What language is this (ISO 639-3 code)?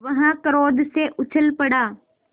hin